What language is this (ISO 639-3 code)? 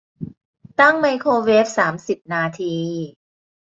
tha